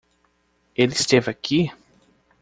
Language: Portuguese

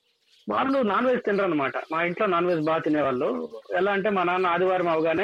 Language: Telugu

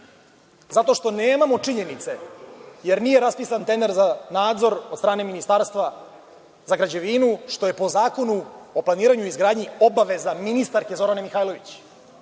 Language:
Serbian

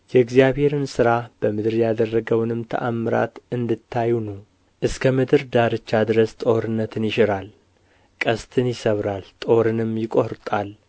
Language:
Amharic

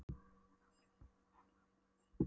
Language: Icelandic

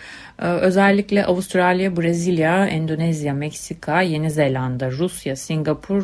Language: Turkish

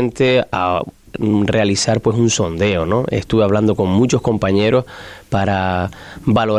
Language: Spanish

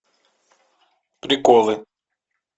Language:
Russian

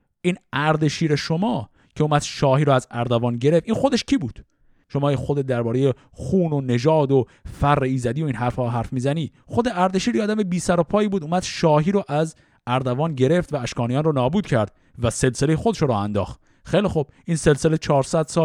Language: Persian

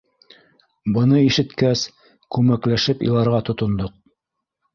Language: Bashkir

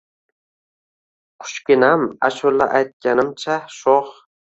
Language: Uzbek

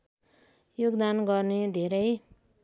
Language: Nepali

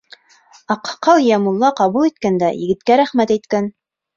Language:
Bashkir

